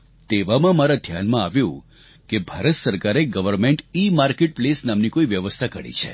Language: Gujarati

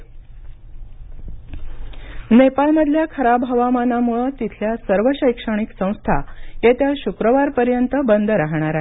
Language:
Marathi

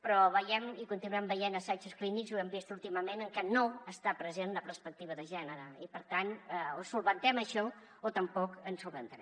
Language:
Catalan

